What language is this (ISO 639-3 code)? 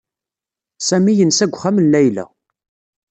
kab